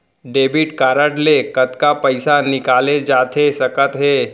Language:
Chhattisgarhi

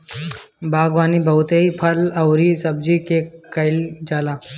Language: Bhojpuri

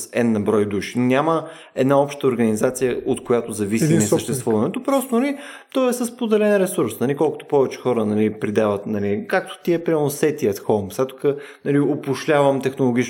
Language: Bulgarian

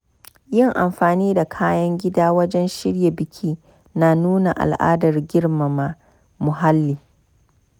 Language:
Hausa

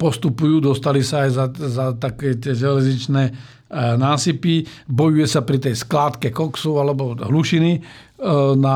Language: Slovak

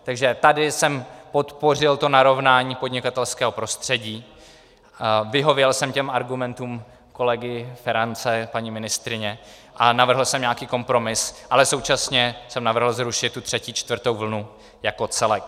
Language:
Czech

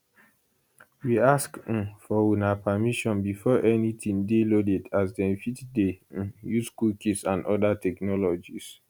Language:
Nigerian Pidgin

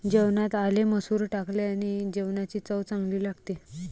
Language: Marathi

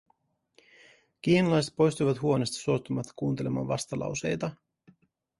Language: Finnish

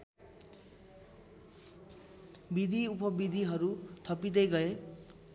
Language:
Nepali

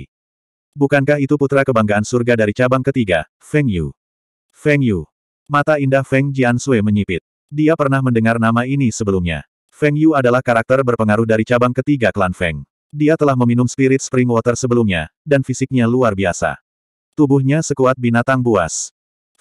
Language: Indonesian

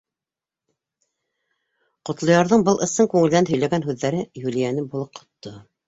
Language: Bashkir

